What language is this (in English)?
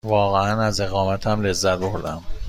Persian